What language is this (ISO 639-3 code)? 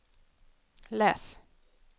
swe